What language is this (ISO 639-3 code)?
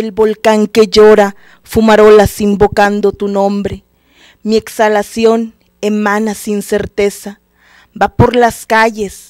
spa